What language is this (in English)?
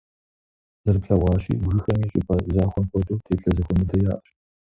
Kabardian